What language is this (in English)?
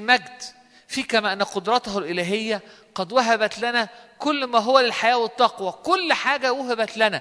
Arabic